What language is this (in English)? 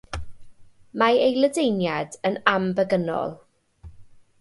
Welsh